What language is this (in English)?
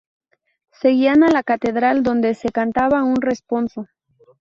Spanish